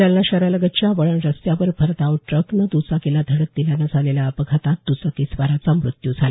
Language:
Marathi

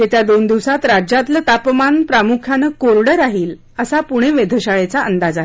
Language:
Marathi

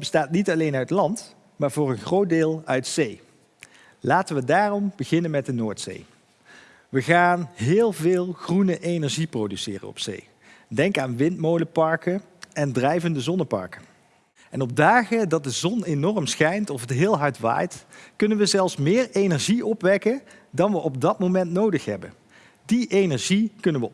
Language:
Dutch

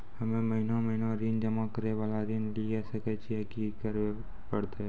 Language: Maithili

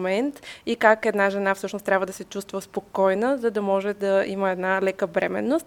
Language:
Bulgarian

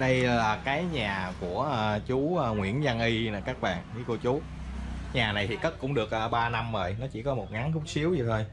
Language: Vietnamese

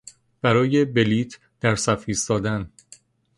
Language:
Persian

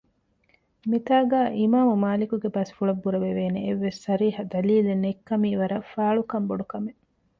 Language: Divehi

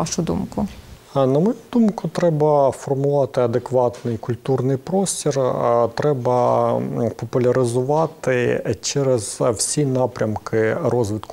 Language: Ukrainian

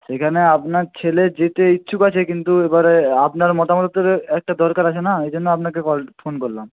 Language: Bangla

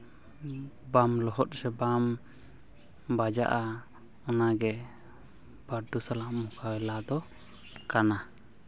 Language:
Santali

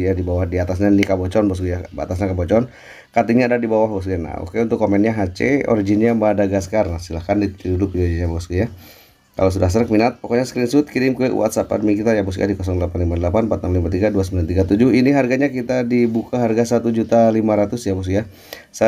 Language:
Indonesian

